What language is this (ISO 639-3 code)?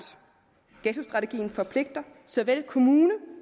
dan